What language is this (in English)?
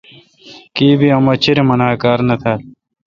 Kalkoti